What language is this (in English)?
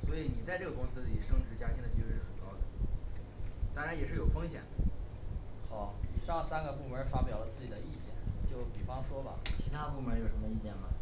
Chinese